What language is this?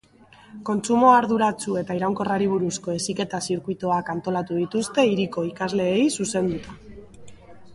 Basque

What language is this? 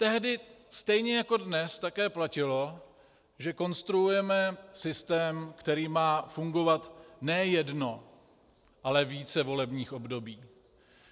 Czech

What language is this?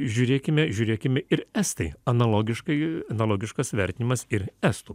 Lithuanian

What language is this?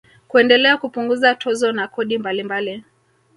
Swahili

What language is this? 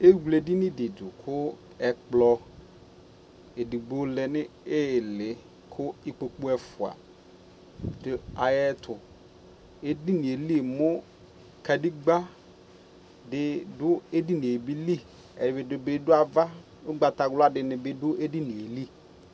Ikposo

